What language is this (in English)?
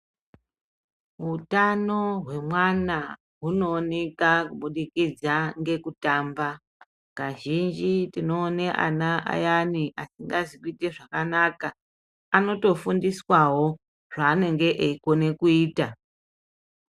Ndau